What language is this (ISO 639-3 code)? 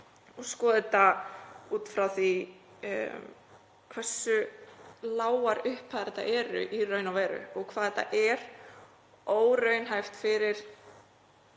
isl